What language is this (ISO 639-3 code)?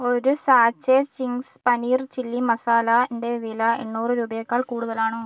mal